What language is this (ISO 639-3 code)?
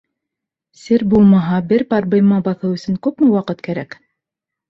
bak